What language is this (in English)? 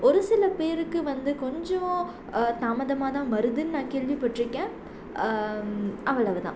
Tamil